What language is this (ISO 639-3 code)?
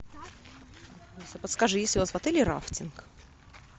rus